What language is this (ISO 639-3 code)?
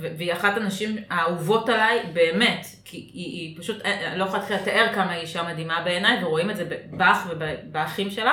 heb